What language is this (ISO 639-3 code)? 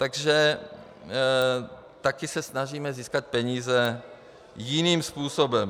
ces